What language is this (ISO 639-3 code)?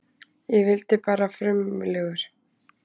isl